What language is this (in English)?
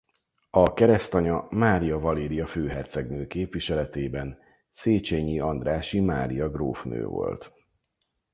Hungarian